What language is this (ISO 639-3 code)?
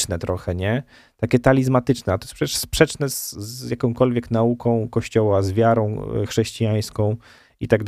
pol